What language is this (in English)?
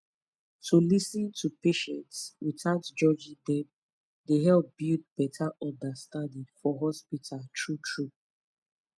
Nigerian Pidgin